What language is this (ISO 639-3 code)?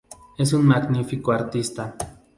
spa